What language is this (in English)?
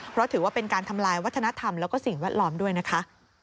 Thai